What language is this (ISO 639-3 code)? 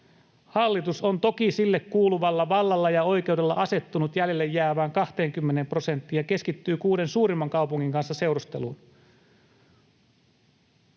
fin